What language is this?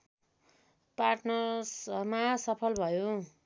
Nepali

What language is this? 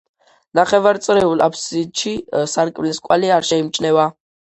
Georgian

